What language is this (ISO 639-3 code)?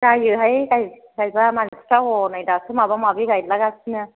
brx